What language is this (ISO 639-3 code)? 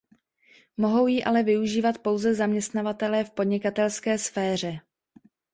ces